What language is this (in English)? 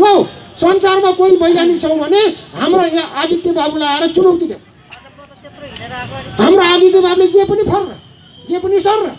Korean